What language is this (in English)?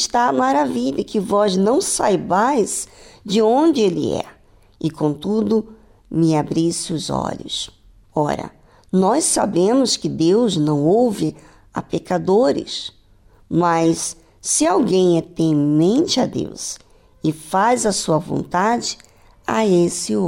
Portuguese